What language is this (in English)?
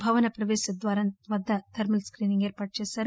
Telugu